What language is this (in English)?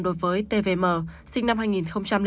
Vietnamese